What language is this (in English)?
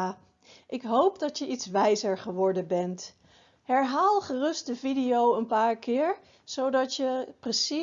Dutch